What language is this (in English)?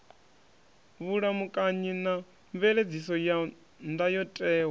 Venda